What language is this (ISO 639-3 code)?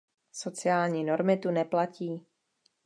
ces